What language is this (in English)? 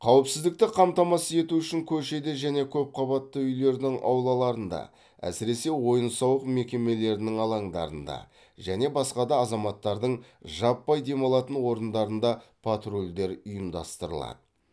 Kazakh